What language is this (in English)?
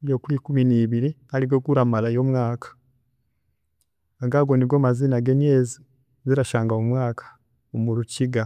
Chiga